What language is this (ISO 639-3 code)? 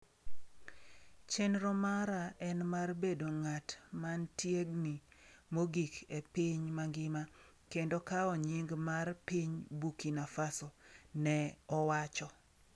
luo